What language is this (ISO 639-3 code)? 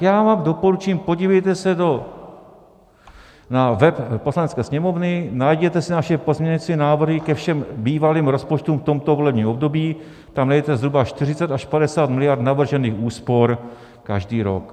ces